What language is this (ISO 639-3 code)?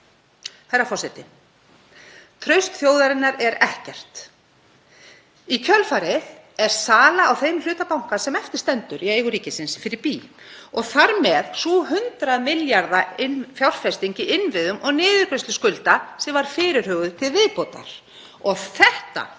isl